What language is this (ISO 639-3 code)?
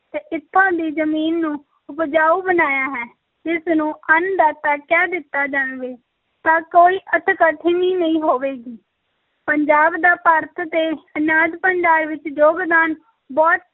pan